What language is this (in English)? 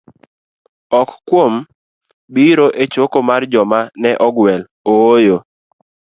Luo (Kenya and Tanzania)